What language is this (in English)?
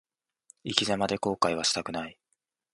Japanese